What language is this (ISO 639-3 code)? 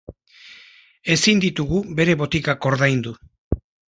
eus